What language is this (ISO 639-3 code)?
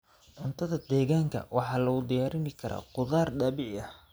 som